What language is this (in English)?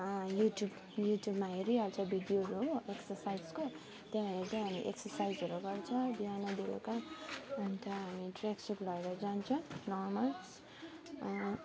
Nepali